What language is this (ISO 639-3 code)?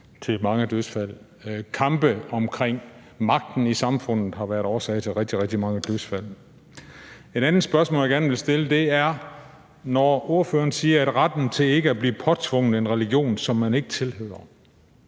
dan